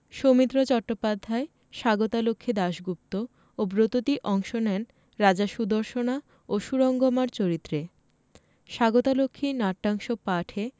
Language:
Bangla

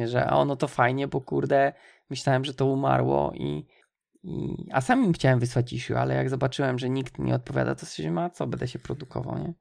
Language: Polish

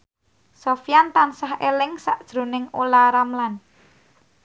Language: Javanese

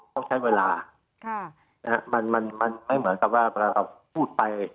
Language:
Thai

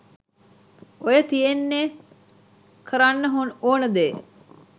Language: Sinhala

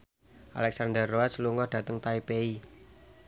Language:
Javanese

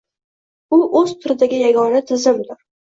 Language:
Uzbek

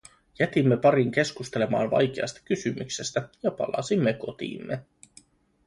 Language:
Finnish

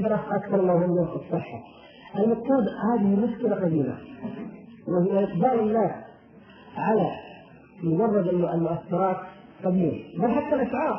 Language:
Arabic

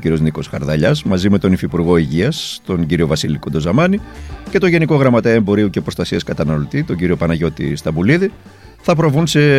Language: Greek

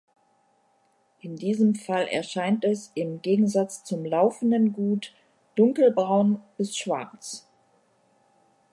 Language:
German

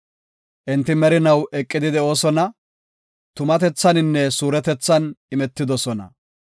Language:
Gofa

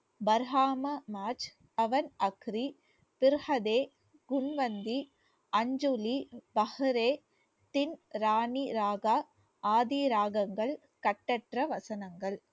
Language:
Tamil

